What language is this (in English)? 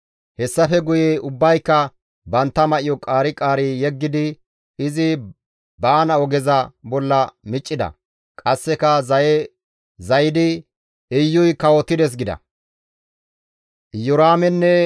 Gamo